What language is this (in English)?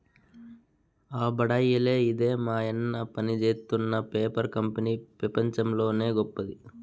Telugu